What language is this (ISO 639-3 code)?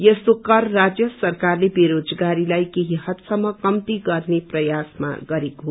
nep